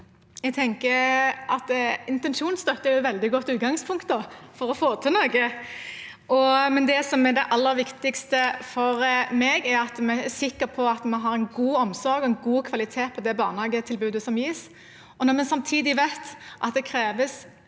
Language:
Norwegian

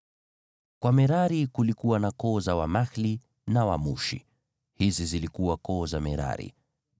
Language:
Swahili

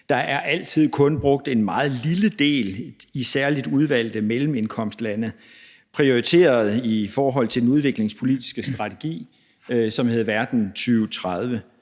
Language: Danish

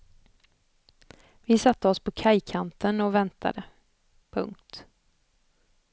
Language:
Swedish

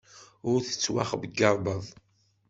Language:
Kabyle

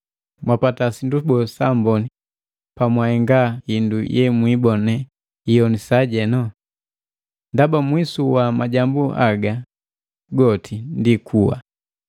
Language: Matengo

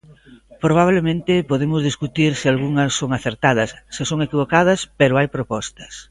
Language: Galician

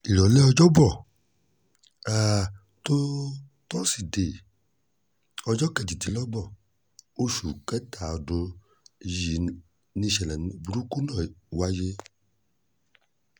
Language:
Yoruba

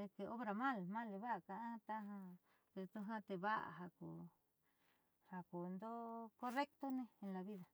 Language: Southeastern Nochixtlán Mixtec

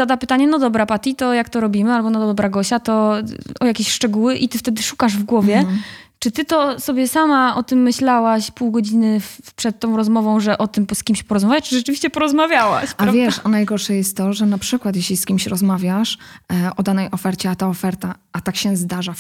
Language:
Polish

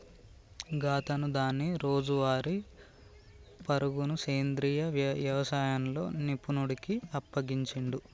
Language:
Telugu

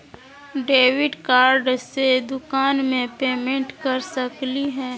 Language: Magahi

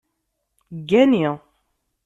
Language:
Kabyle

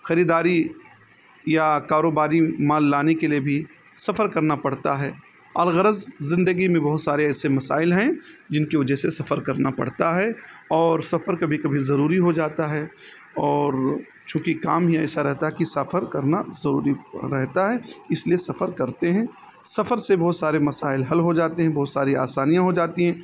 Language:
Urdu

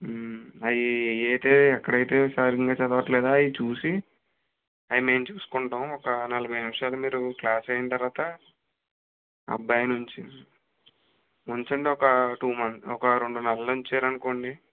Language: Telugu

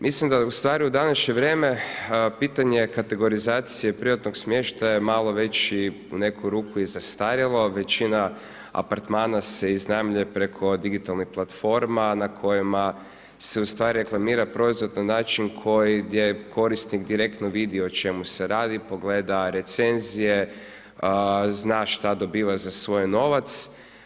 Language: Croatian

